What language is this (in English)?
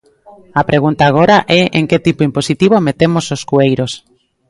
Galician